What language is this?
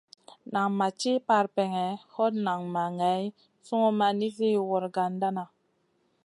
Masana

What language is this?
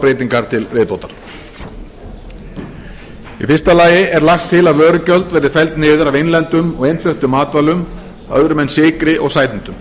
Icelandic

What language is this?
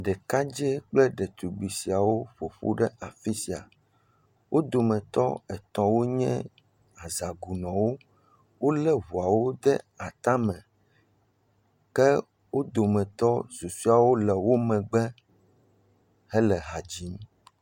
Ewe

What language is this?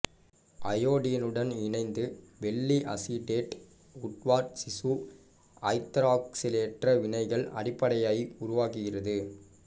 Tamil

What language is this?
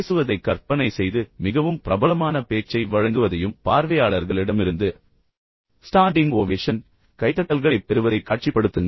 Tamil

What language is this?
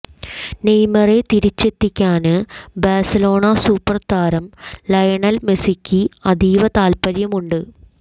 Malayalam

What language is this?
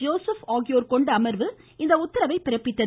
Tamil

